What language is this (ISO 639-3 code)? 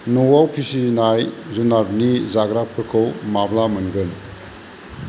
brx